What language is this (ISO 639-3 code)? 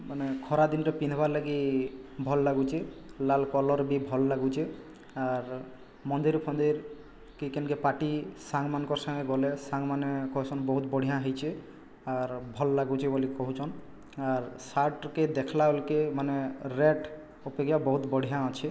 ori